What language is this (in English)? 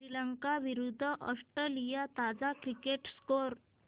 Marathi